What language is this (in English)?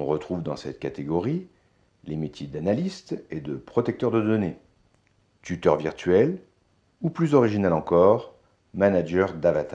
French